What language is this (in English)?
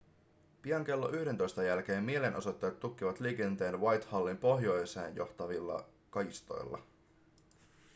Finnish